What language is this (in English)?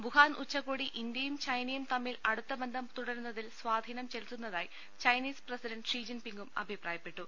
Malayalam